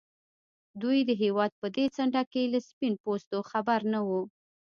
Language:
Pashto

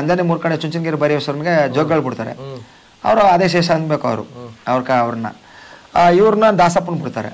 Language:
Kannada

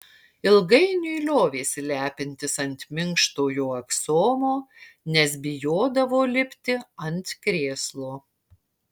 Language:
Lithuanian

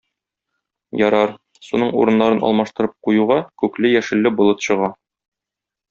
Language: Tatar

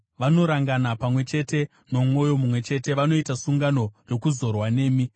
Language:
Shona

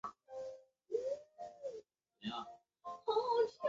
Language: Chinese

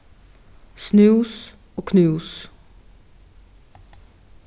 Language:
Faroese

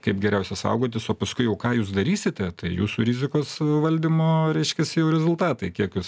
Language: Lithuanian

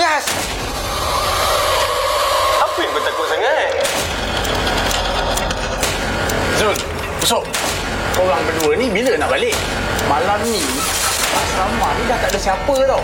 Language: Malay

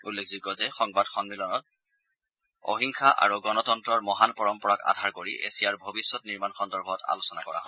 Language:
Assamese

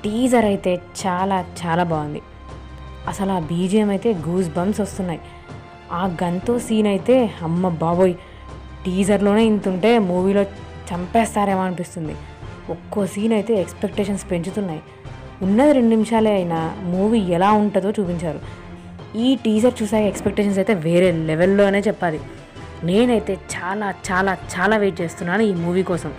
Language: Telugu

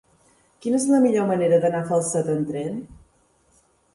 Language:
Catalan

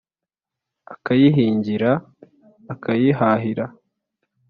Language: Kinyarwanda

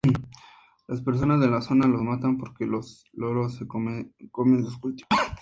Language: Spanish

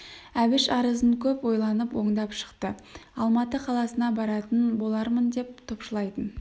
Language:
Kazakh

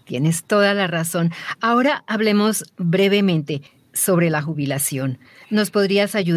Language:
Spanish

